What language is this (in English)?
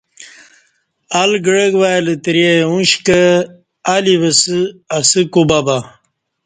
Kati